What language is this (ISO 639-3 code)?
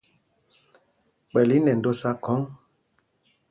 mgg